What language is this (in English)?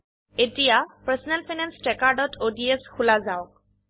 Assamese